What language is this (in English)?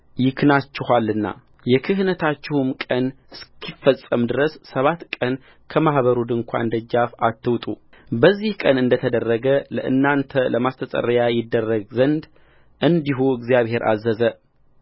Amharic